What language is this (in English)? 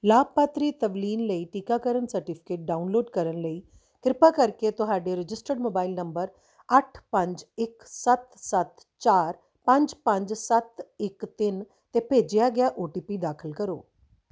Punjabi